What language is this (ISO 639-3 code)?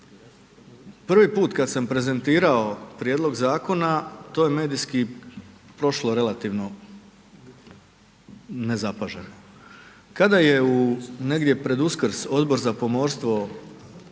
hrv